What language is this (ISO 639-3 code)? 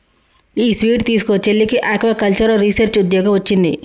tel